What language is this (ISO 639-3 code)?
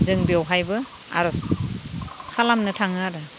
brx